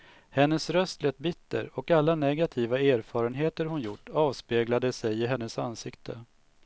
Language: Swedish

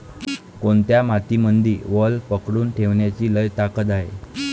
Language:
Marathi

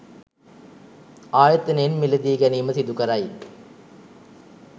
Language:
Sinhala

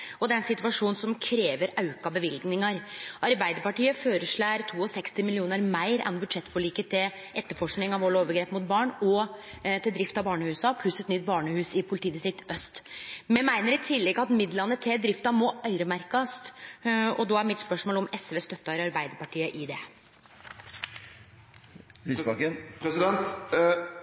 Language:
Norwegian Nynorsk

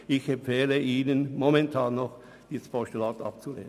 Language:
Swiss German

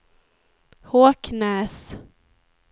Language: Swedish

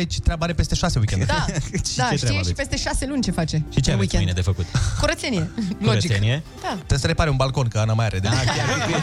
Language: Romanian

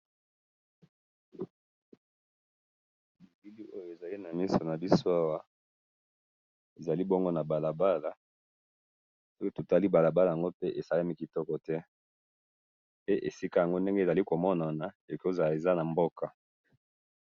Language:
Lingala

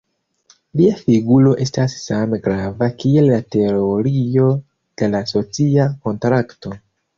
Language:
Esperanto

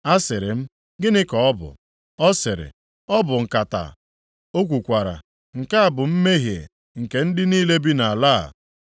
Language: Igbo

